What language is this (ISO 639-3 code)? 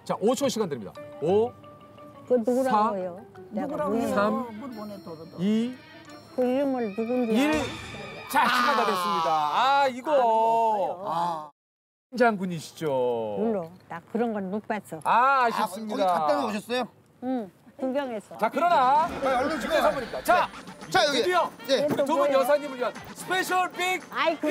kor